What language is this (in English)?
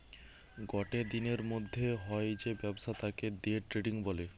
Bangla